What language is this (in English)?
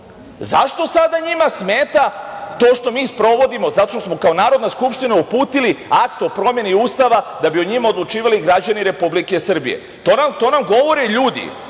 Serbian